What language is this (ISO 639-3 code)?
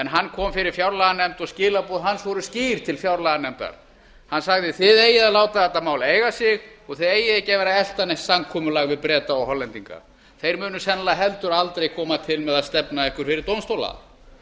isl